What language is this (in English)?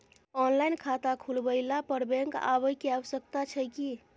Maithili